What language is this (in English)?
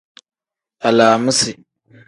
Tem